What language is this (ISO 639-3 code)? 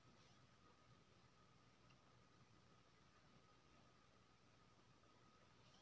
mai